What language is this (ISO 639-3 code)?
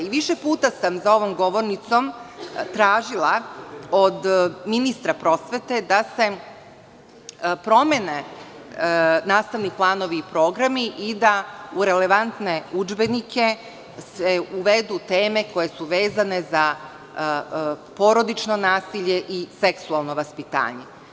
srp